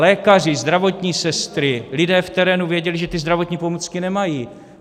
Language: Czech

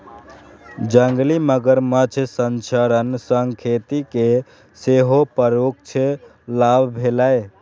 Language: Maithili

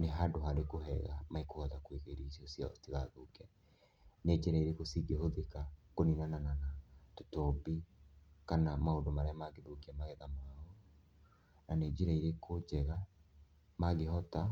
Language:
Kikuyu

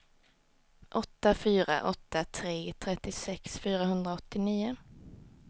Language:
Swedish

